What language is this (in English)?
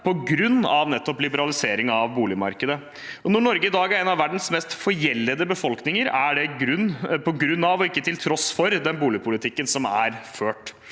Norwegian